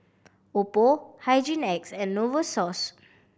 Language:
English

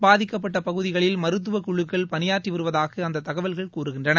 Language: Tamil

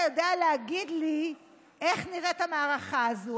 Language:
Hebrew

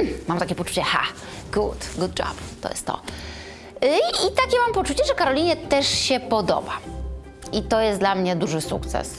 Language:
Polish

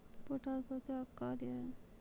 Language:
Maithili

